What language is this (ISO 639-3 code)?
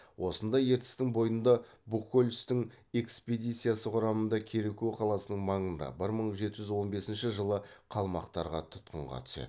kaz